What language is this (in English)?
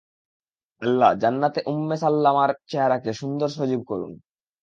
Bangla